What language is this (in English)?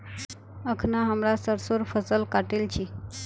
Magahi